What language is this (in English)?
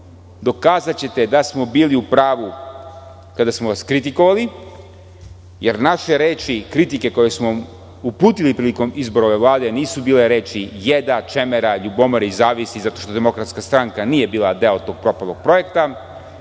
Serbian